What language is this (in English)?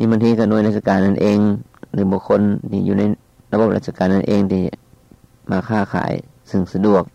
Thai